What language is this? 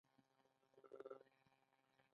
Pashto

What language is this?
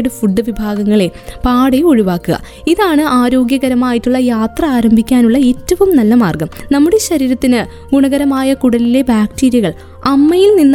Malayalam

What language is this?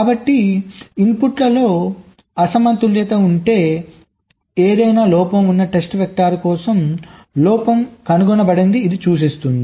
Telugu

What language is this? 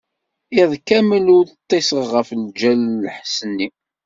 Kabyle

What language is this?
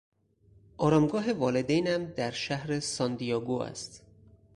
Persian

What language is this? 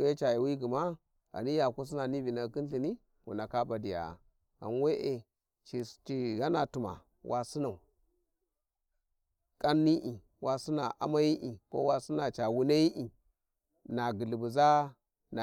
Warji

